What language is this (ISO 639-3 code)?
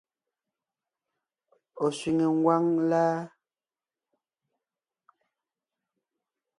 nnh